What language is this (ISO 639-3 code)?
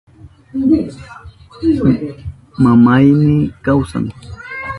qup